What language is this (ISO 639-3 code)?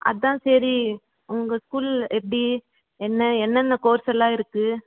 tam